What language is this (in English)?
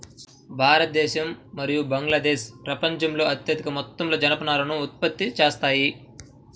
Telugu